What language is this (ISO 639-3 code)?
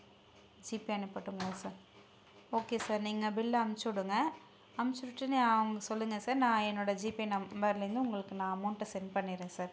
tam